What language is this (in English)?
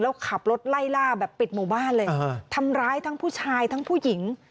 Thai